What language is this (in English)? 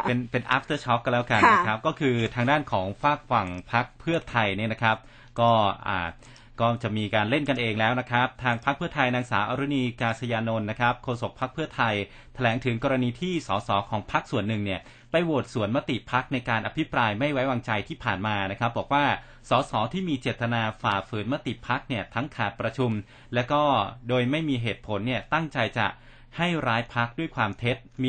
Thai